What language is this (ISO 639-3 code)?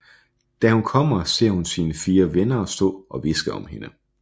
dan